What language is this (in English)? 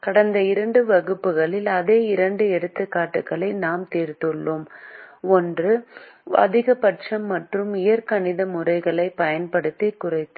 Tamil